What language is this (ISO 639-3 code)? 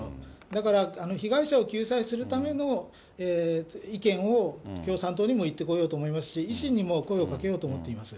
jpn